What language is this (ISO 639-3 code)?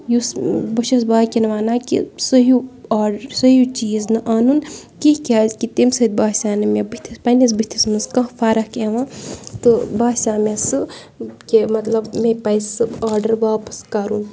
kas